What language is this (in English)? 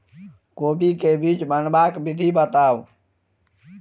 Maithili